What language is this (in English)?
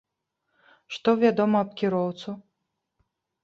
Belarusian